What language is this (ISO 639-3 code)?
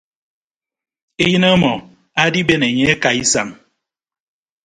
ibb